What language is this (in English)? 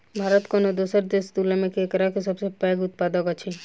Maithili